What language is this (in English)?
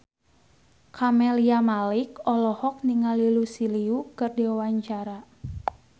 Sundanese